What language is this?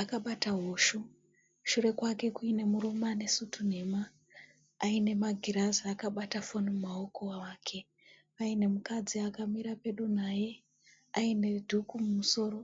Shona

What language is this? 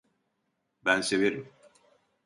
Turkish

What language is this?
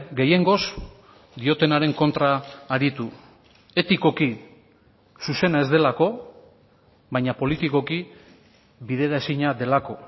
Basque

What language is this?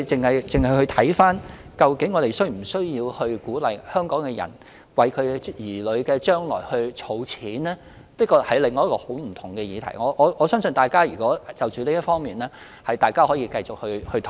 Cantonese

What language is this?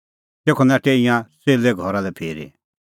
Kullu Pahari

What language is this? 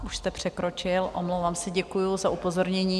Czech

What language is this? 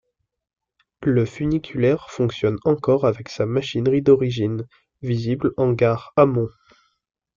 French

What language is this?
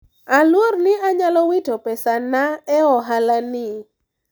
Luo (Kenya and Tanzania)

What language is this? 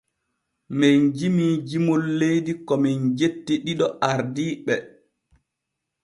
Borgu Fulfulde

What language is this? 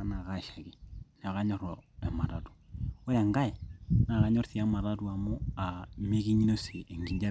Masai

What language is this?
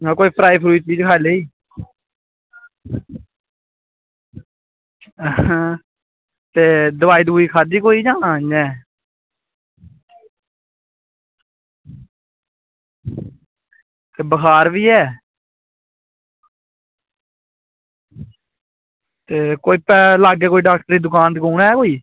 Dogri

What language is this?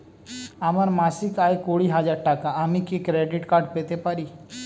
Bangla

